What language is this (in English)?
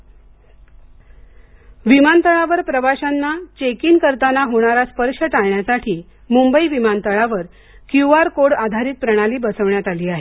Marathi